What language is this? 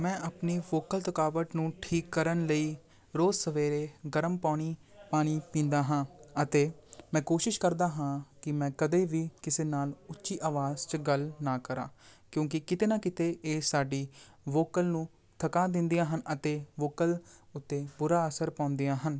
Punjabi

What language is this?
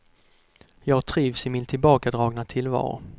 Swedish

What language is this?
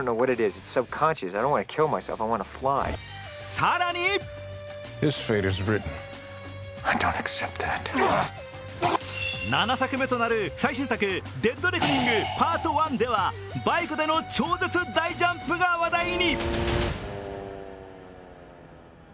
Japanese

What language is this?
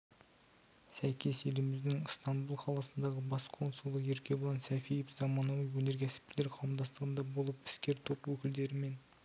Kazakh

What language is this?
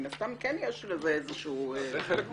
Hebrew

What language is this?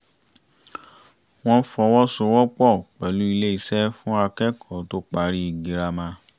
Yoruba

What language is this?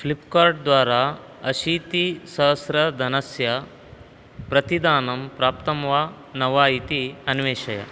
Sanskrit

